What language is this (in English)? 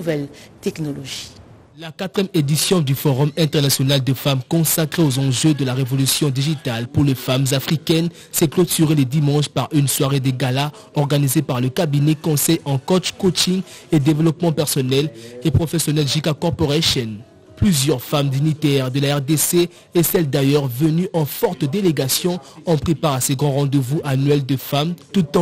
French